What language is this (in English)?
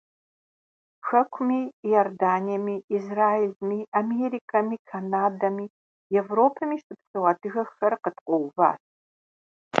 Kabardian